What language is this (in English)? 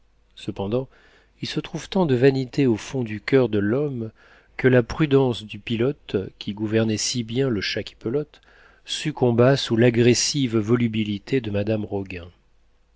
French